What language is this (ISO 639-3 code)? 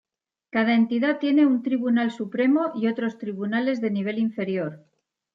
spa